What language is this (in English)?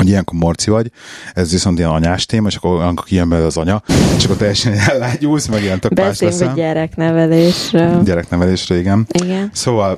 Hungarian